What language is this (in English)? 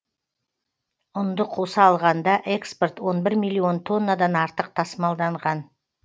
Kazakh